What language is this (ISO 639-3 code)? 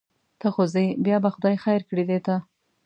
pus